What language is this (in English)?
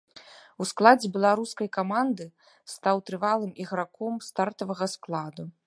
Belarusian